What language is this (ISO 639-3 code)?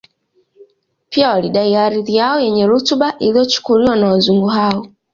swa